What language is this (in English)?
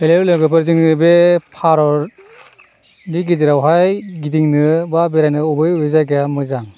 Bodo